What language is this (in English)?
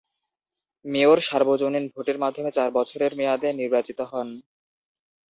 Bangla